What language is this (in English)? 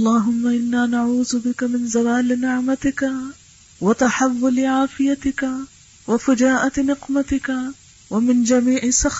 Urdu